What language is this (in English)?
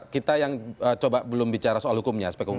Indonesian